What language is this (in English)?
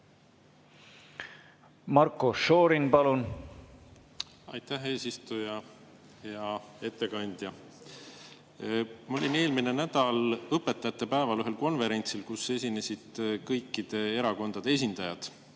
Estonian